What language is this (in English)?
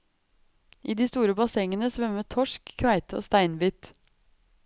Norwegian